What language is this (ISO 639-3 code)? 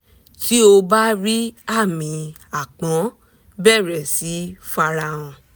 yor